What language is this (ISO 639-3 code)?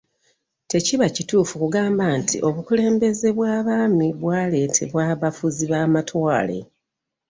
lug